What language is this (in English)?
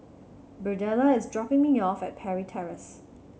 English